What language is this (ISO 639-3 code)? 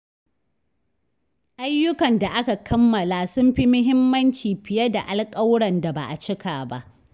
hau